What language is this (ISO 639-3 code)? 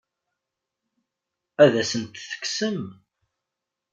kab